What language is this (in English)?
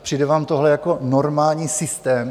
Czech